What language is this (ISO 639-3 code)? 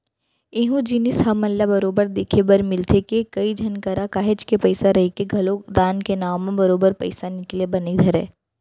hne